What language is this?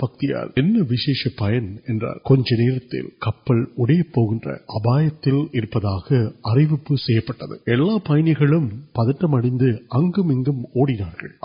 Urdu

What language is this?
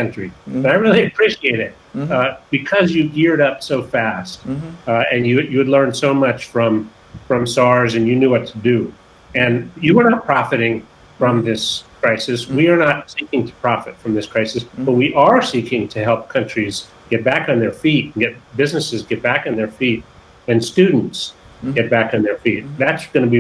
English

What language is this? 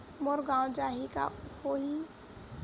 Chhattisgarhi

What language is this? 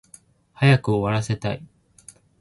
Japanese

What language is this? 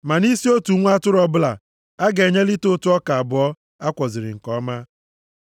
Igbo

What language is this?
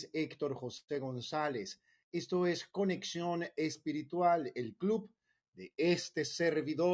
Spanish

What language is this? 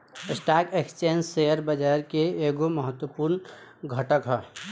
Bhojpuri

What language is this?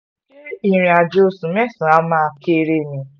Yoruba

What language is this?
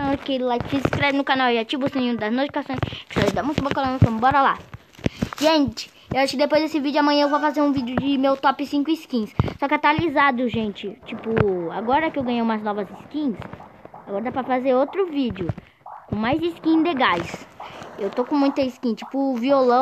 Portuguese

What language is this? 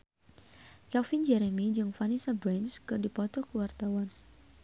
Sundanese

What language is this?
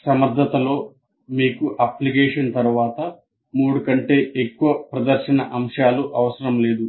Telugu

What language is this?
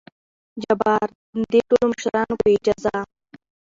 Pashto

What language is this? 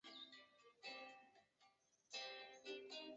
Chinese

